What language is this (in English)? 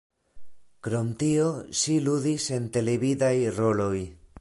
Esperanto